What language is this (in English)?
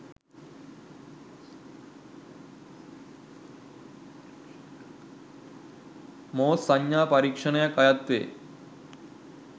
Sinhala